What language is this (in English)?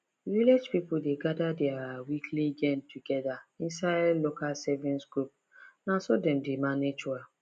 Nigerian Pidgin